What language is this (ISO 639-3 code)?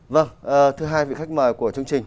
vie